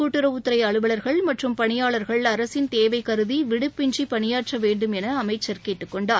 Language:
Tamil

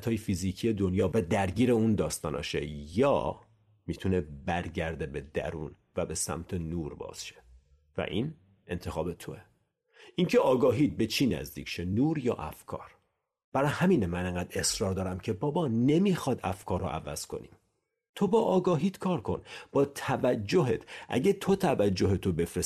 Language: Persian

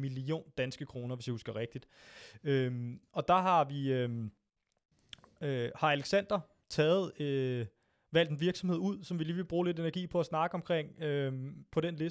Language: Danish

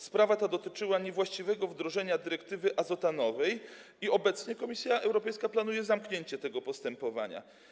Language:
Polish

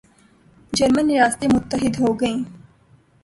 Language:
Urdu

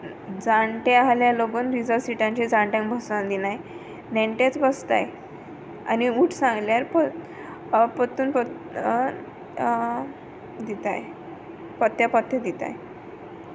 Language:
Konkani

